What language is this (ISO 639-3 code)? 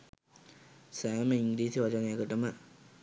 sin